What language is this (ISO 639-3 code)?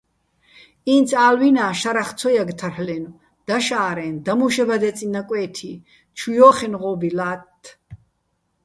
bbl